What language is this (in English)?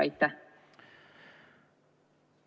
Estonian